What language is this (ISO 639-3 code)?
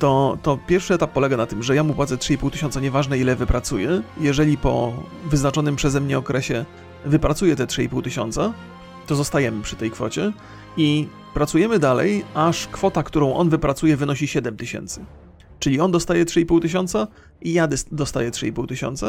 pol